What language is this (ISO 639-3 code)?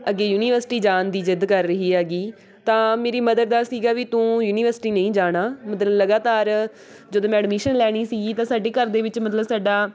pan